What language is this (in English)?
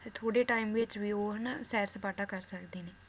Punjabi